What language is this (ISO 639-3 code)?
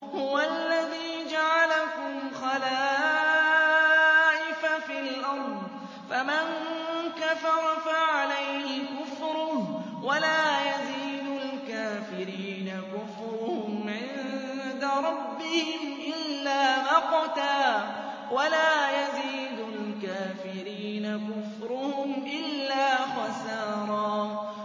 ara